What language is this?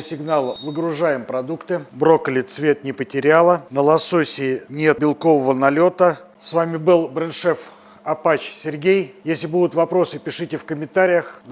Russian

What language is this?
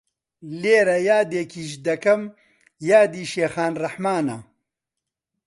Central Kurdish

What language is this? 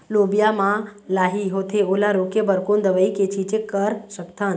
Chhattisgarhi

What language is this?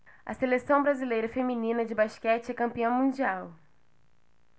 Portuguese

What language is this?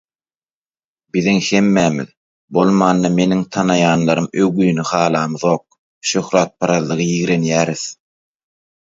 Turkmen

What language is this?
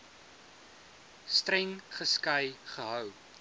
Afrikaans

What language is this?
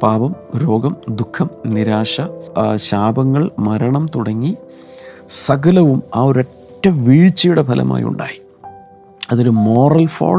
Malayalam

